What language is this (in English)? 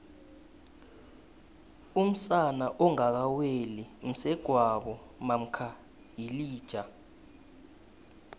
South Ndebele